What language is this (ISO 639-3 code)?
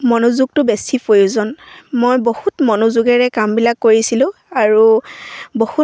asm